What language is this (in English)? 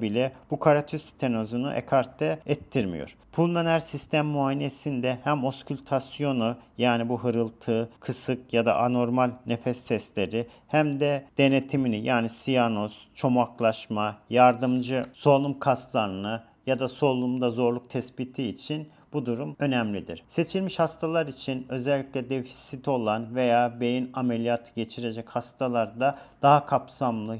Turkish